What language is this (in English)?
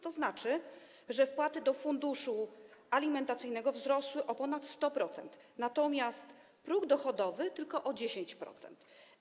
Polish